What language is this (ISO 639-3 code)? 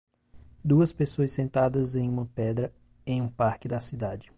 por